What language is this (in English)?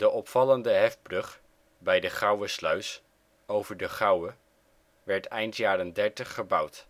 Dutch